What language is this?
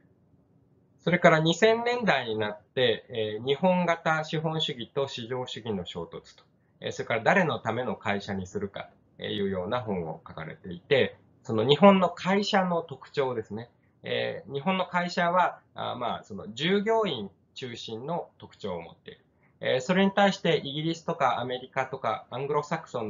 Japanese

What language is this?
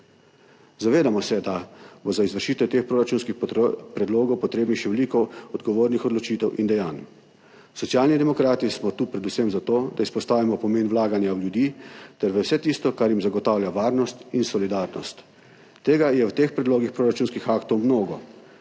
Slovenian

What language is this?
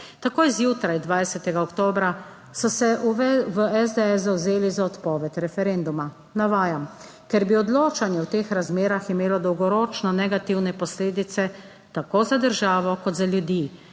Slovenian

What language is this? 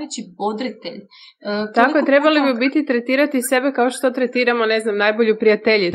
Croatian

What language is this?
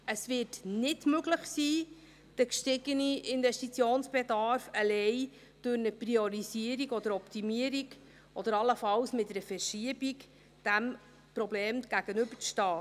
Swiss German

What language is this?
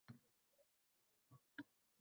Uzbek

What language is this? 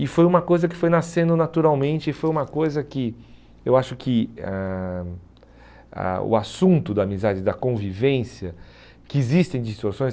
Portuguese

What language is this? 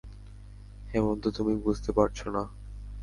Bangla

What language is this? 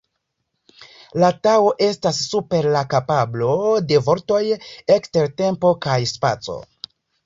Esperanto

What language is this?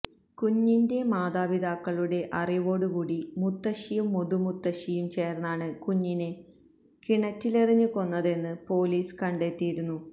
Malayalam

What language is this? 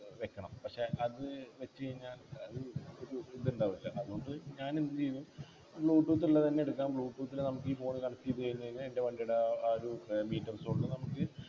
Malayalam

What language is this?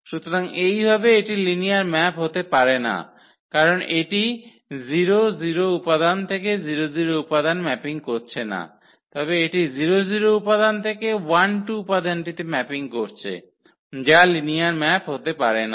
Bangla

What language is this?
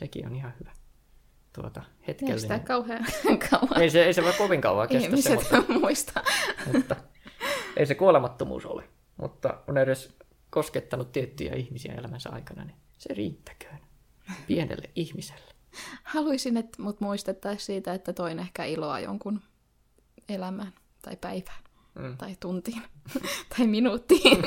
Finnish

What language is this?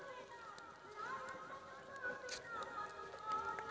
Maithili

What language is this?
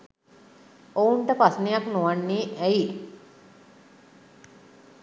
Sinhala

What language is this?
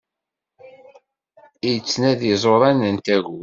Kabyle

